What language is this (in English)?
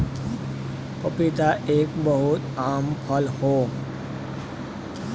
Bhojpuri